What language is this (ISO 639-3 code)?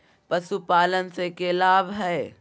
mag